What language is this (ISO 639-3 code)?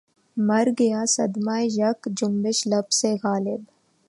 urd